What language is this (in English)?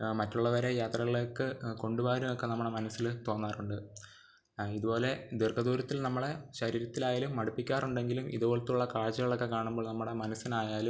Malayalam